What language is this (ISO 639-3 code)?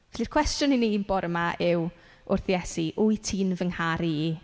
cym